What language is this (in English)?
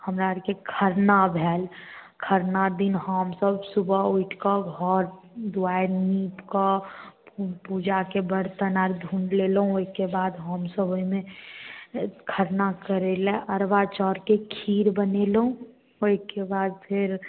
Maithili